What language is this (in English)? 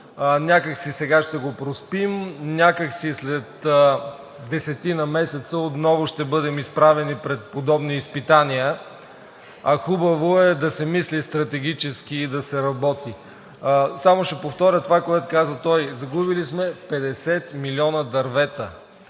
Bulgarian